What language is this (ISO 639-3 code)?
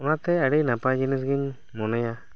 sat